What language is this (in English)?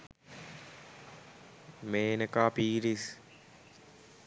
Sinhala